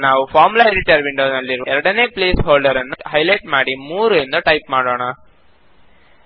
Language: Kannada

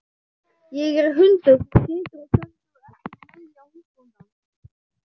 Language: Icelandic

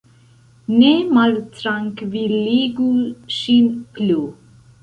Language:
Esperanto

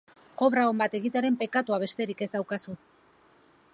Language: Basque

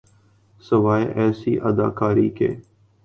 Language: Urdu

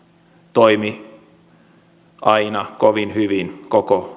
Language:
Finnish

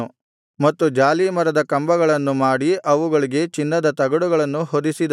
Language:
Kannada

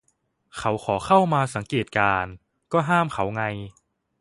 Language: Thai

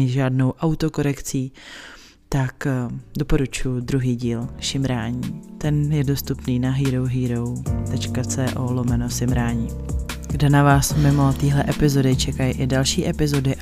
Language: Czech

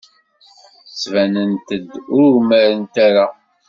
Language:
Kabyle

